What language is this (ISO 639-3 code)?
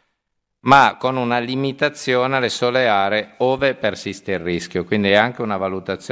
ita